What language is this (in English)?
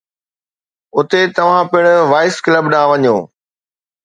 Sindhi